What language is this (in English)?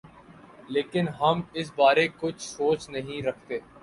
Urdu